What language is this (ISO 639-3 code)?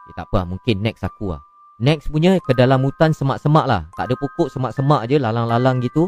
msa